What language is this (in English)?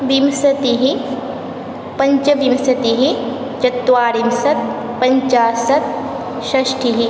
Sanskrit